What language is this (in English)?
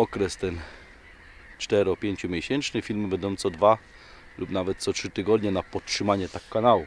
Polish